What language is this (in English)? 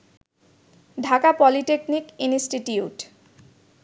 Bangla